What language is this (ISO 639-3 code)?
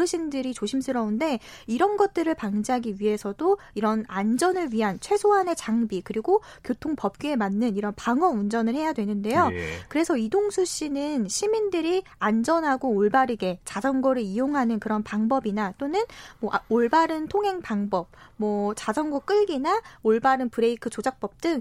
kor